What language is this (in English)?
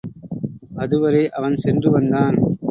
Tamil